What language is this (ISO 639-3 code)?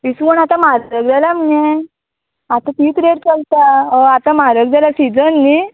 kok